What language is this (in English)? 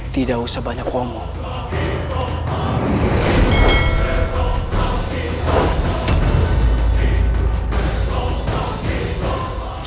Indonesian